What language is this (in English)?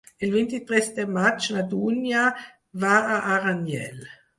Catalan